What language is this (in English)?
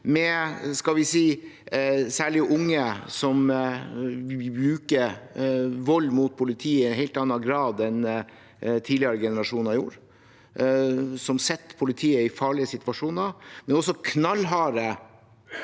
Norwegian